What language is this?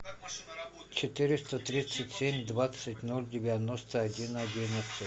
Russian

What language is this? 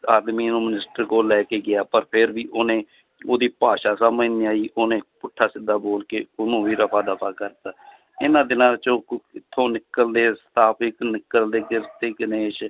Punjabi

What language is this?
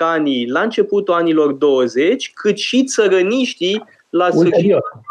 Romanian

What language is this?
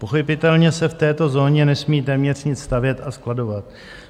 Czech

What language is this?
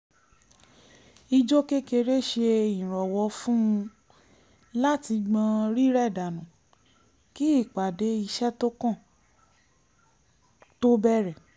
Yoruba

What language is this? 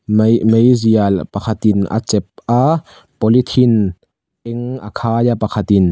Mizo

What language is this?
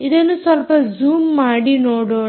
Kannada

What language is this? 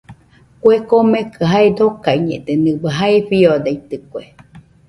Nüpode Huitoto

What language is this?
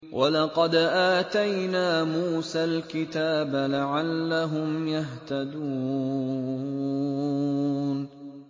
Arabic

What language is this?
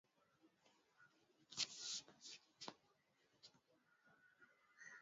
Swahili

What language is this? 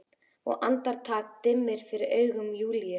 Icelandic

